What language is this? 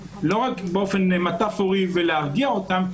Hebrew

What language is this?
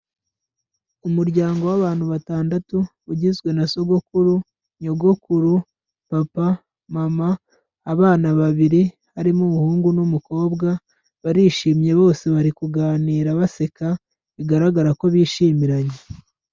Kinyarwanda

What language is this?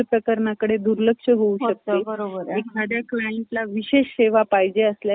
Marathi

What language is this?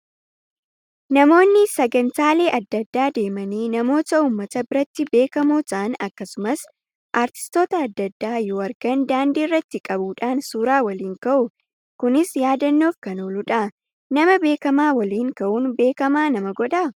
Oromo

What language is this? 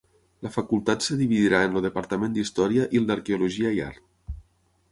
Catalan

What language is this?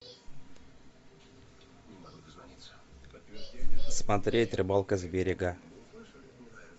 Russian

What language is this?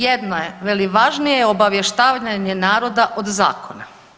Croatian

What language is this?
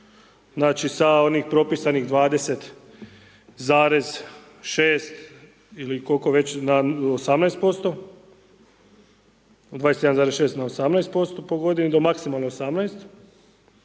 Croatian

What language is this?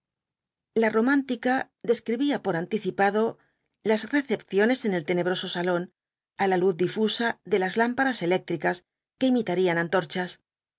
Spanish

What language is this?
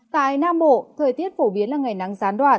Vietnamese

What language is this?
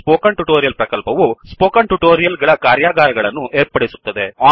Kannada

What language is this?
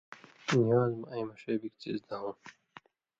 Indus Kohistani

